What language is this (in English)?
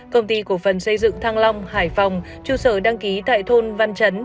Vietnamese